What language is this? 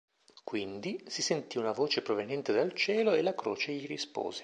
Italian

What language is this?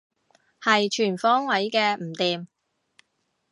Cantonese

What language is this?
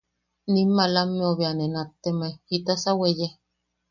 Yaqui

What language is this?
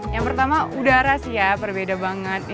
Indonesian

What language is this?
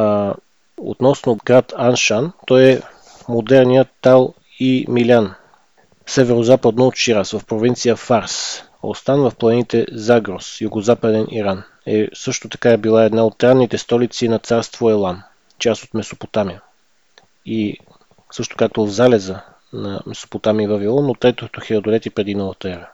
Bulgarian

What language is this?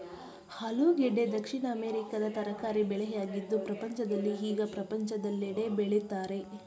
Kannada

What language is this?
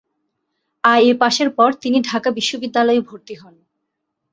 Bangla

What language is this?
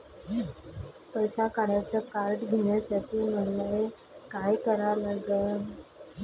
Marathi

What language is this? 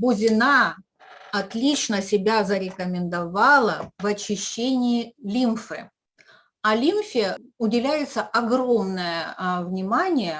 Russian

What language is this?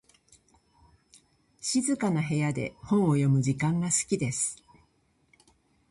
Japanese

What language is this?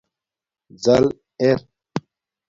Domaaki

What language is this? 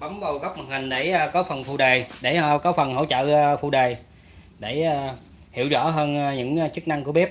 Vietnamese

